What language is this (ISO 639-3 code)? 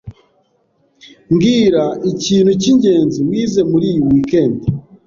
kin